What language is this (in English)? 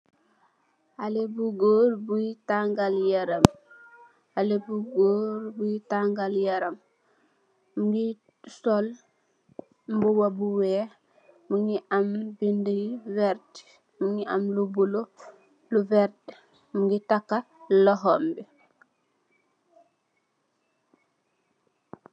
Wolof